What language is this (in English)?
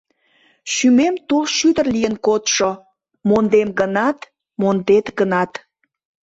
Mari